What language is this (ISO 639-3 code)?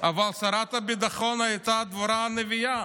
heb